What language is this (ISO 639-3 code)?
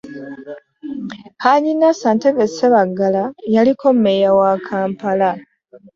lug